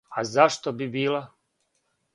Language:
Serbian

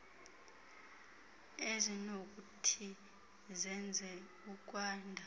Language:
Xhosa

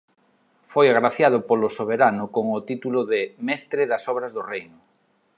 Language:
Galician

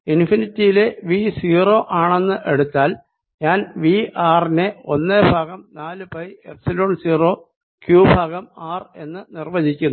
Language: Malayalam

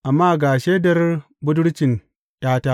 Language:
Hausa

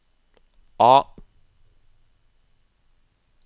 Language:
Norwegian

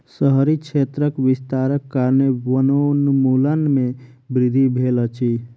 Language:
Maithili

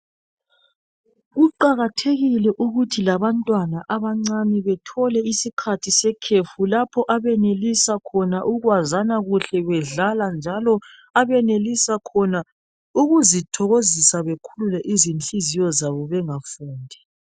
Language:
North Ndebele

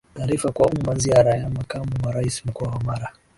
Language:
Swahili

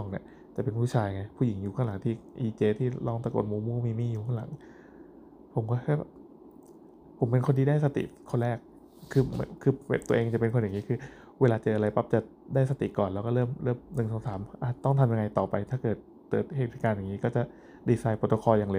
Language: Thai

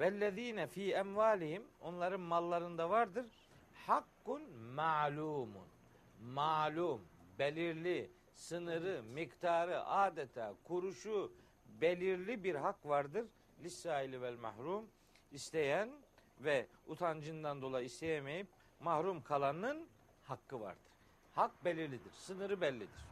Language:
Turkish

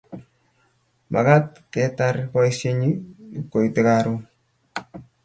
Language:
Kalenjin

